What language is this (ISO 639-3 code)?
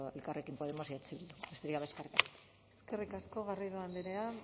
eus